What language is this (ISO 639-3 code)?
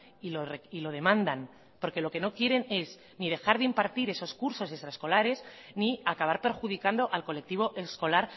spa